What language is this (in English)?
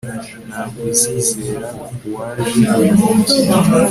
Kinyarwanda